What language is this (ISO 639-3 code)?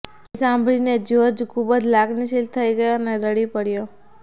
guj